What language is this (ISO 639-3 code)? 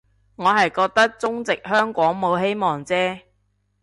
yue